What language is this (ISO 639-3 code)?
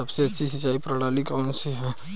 hin